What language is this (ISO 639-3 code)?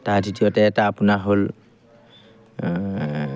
asm